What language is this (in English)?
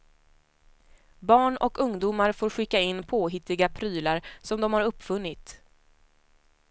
Swedish